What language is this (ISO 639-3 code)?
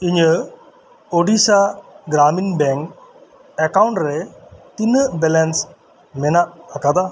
sat